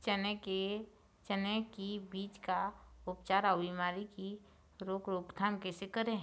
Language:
Chhattisgarhi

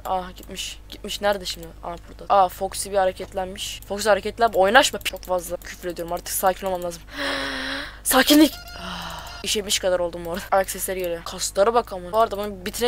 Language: Turkish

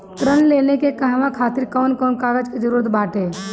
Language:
Bhojpuri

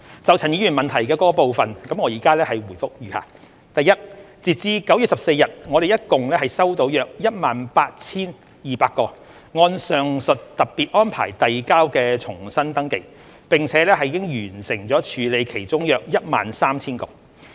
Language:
Cantonese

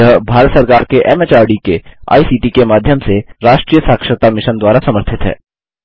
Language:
Hindi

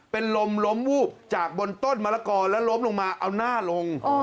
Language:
Thai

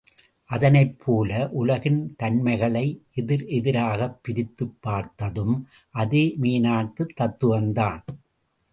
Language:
Tamil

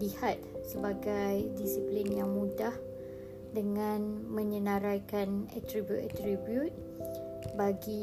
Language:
Malay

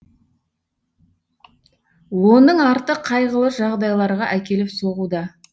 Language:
Kazakh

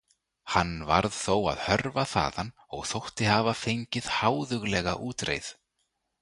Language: Icelandic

